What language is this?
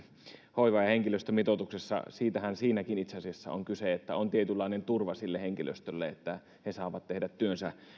Finnish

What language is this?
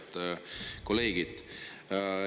Estonian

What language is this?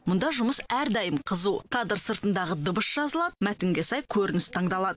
Kazakh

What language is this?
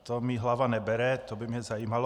Czech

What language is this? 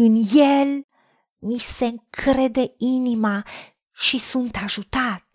Romanian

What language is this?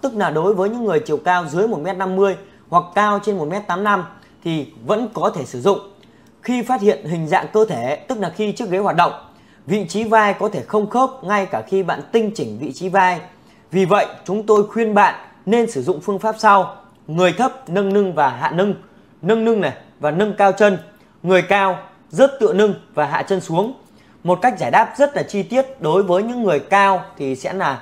Vietnamese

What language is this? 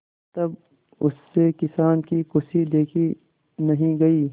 Hindi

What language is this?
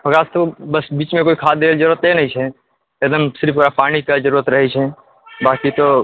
Maithili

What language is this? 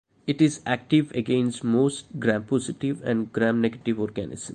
English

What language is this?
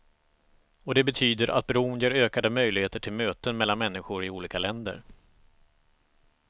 Swedish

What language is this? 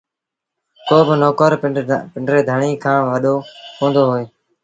Sindhi Bhil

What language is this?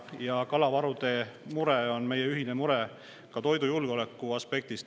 Estonian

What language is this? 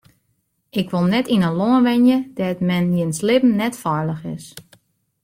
Western Frisian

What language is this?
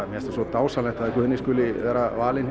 Icelandic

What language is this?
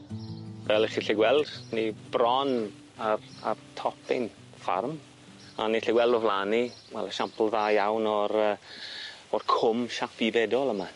Welsh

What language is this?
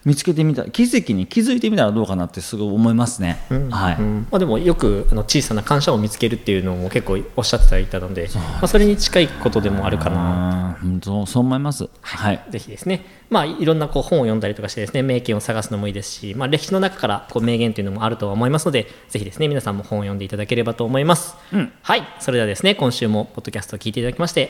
Japanese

